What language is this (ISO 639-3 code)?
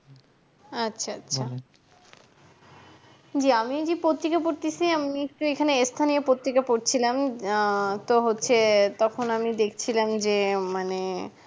ben